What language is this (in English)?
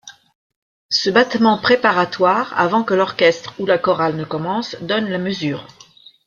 French